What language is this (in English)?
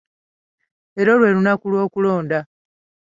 Ganda